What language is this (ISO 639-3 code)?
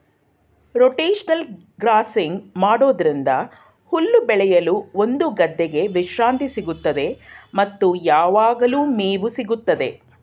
kan